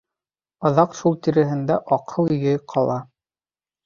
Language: Bashkir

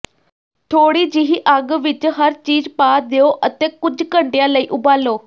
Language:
Punjabi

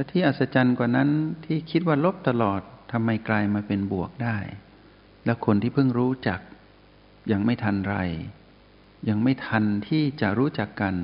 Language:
Thai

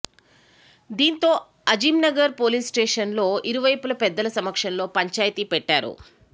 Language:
Telugu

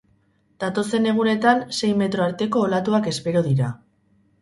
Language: Basque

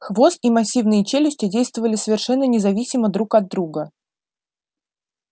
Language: Russian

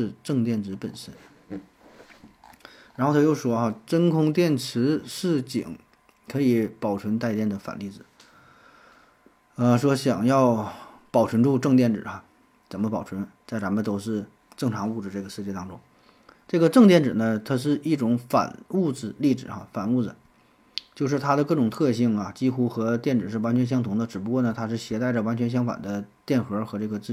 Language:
Chinese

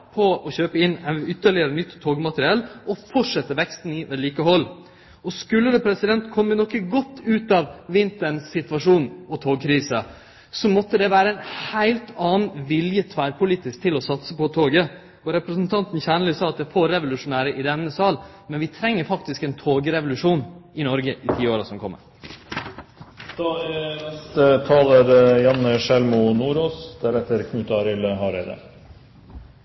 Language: Norwegian Nynorsk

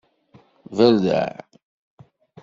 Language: Kabyle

